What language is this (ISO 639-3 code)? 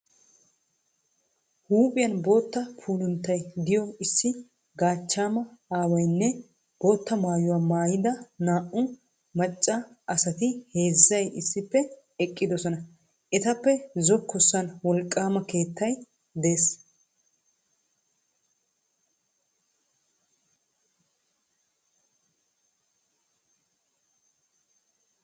wal